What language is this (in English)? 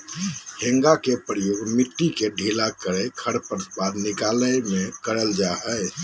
Magahi